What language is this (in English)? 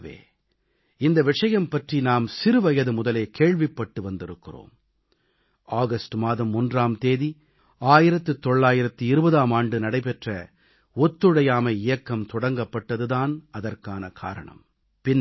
Tamil